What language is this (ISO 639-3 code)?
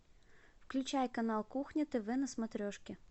rus